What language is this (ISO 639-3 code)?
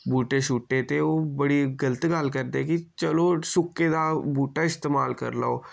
doi